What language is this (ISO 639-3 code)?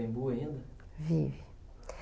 por